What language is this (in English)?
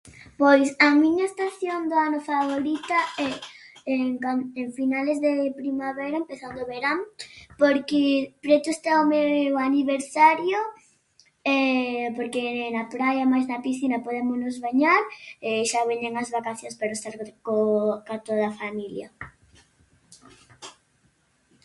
Galician